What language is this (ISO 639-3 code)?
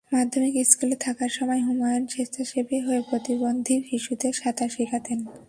ben